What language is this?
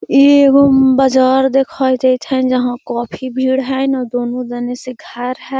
Magahi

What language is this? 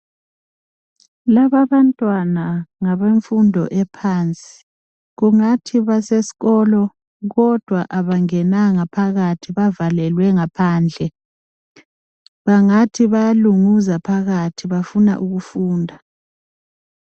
North Ndebele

